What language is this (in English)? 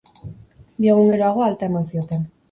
Basque